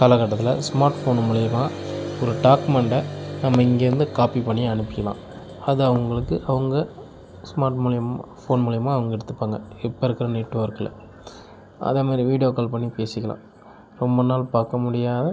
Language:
Tamil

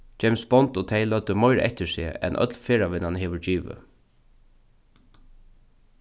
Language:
Faroese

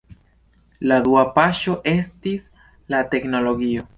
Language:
Esperanto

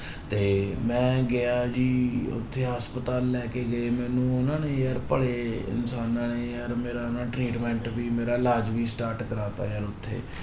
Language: Punjabi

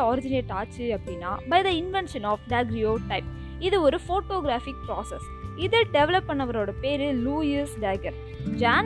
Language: Tamil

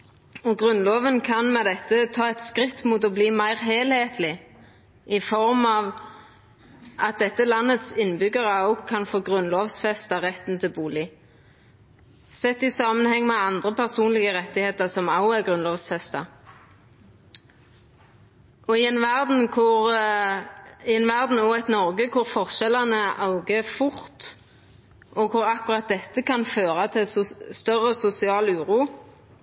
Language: Norwegian Nynorsk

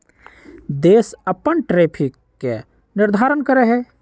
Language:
Magahi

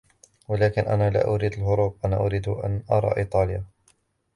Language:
Arabic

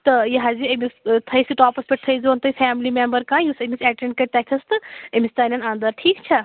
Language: Kashmiri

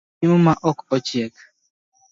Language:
Luo (Kenya and Tanzania)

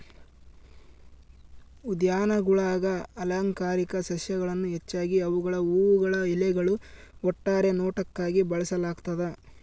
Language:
Kannada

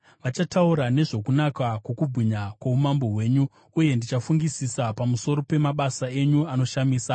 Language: Shona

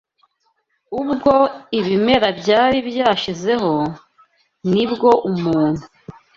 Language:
Kinyarwanda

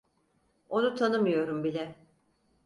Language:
Turkish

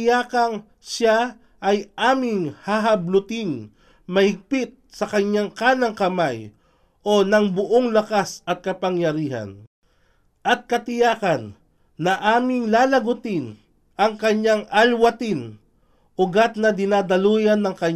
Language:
Filipino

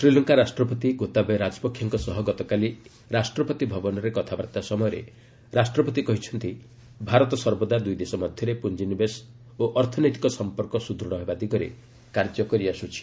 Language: Odia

